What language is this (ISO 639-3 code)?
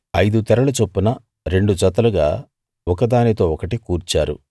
tel